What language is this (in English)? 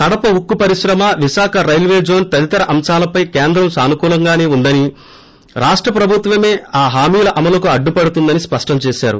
Telugu